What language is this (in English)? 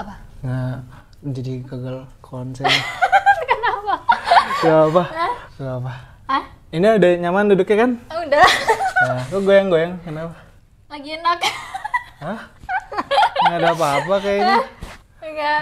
Indonesian